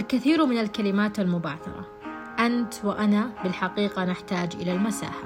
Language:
Arabic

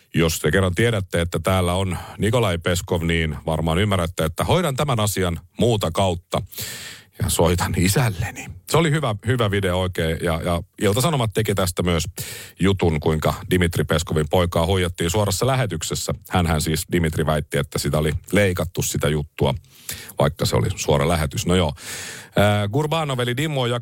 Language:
Finnish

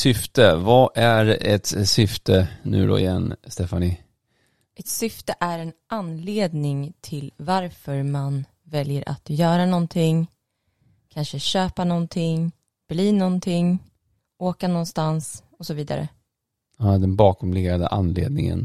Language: Swedish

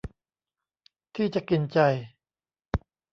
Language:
Thai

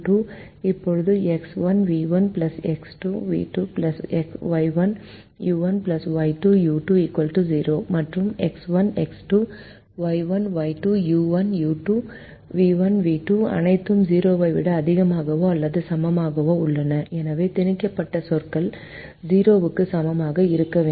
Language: Tamil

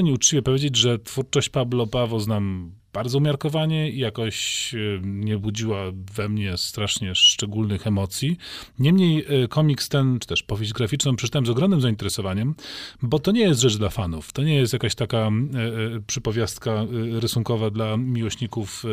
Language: Polish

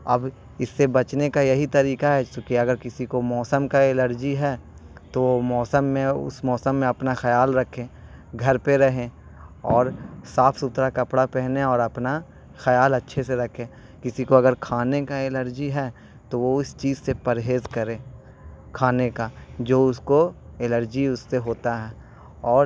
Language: Urdu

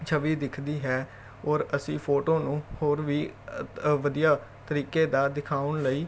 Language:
Punjabi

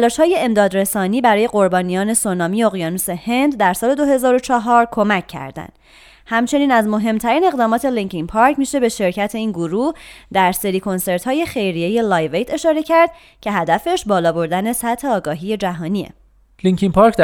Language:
Persian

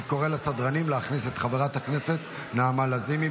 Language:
Hebrew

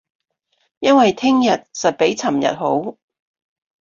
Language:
Cantonese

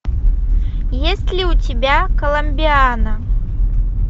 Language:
Russian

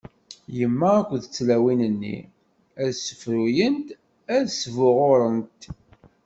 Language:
Kabyle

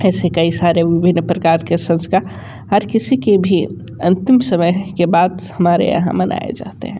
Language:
Hindi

